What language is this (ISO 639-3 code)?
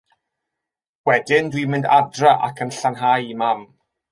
cym